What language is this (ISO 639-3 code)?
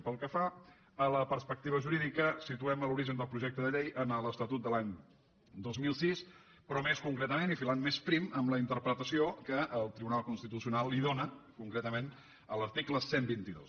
cat